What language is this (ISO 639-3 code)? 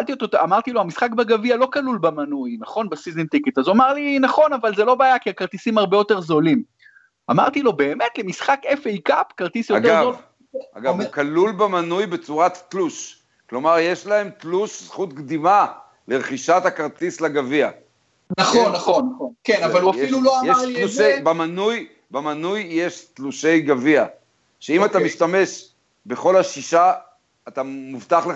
heb